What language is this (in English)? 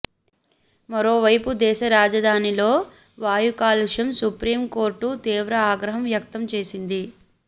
Telugu